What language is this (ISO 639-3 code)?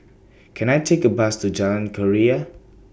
eng